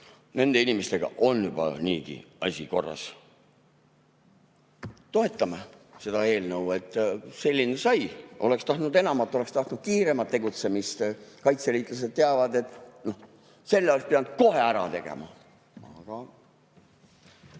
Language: Estonian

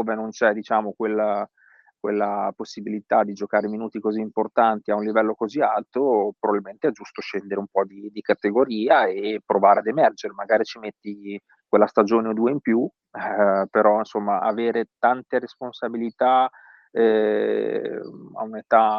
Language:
Italian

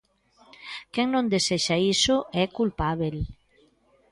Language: Galician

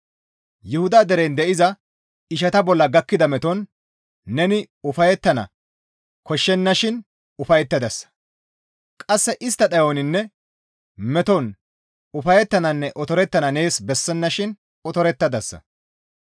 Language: Gamo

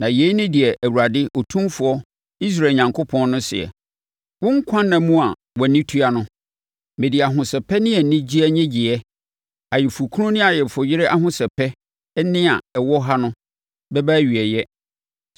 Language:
Akan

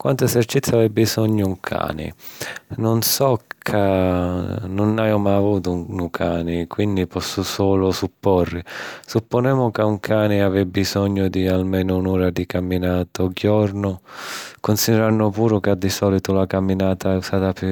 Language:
Sicilian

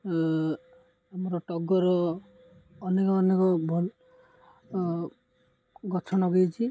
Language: Odia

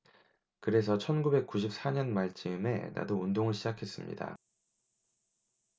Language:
Korean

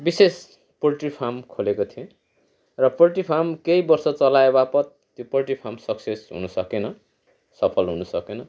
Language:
Nepali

